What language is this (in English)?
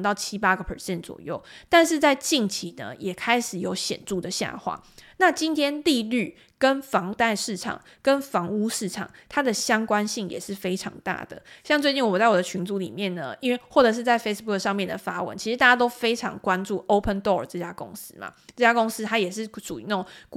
Chinese